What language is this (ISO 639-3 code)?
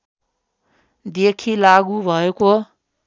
nep